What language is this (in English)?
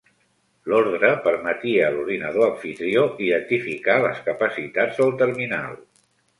Catalan